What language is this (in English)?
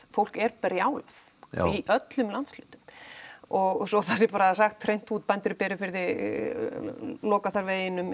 Icelandic